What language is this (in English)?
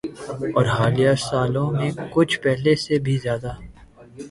Urdu